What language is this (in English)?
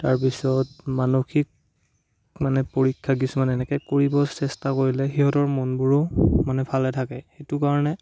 Assamese